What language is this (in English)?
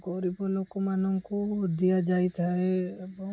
Odia